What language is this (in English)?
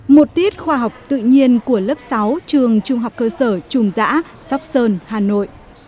Vietnamese